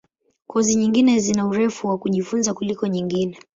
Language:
Swahili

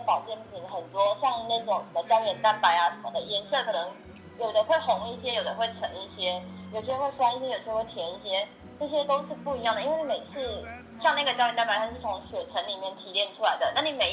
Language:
Chinese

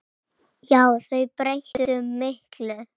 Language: Icelandic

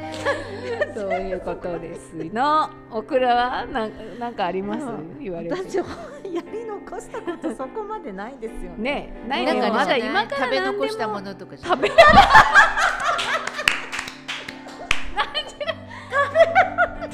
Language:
Japanese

